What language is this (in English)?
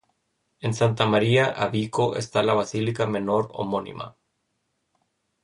Spanish